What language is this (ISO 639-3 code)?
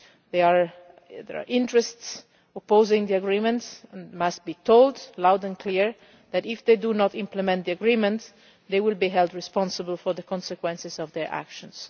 eng